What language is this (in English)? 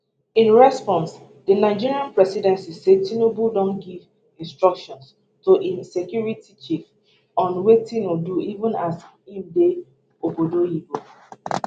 Nigerian Pidgin